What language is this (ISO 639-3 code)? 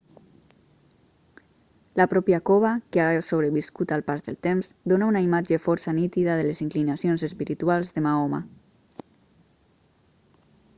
cat